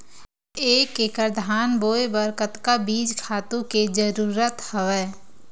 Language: Chhattisgarhi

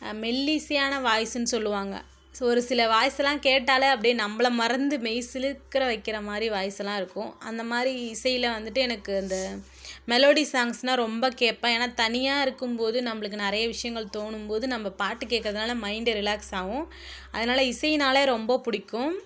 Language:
Tamil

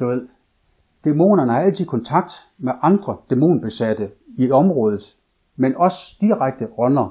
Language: Danish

